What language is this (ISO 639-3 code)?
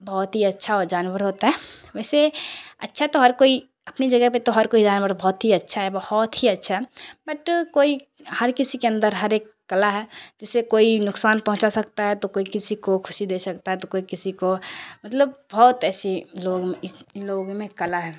urd